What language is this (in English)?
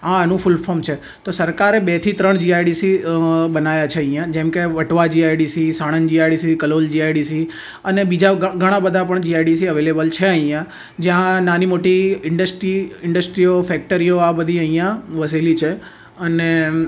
Gujarati